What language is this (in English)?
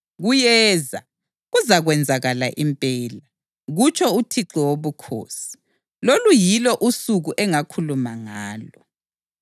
North Ndebele